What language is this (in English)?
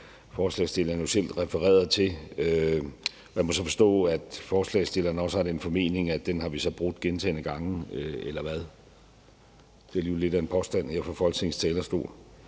Danish